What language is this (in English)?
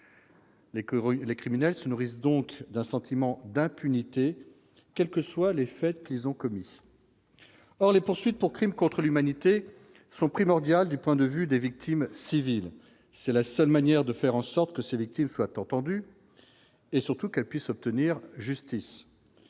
French